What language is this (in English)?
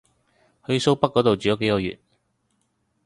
Cantonese